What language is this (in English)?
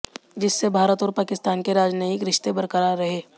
Hindi